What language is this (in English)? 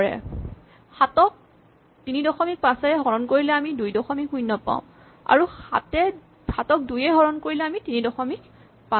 Assamese